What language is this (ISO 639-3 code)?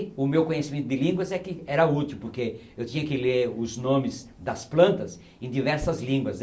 por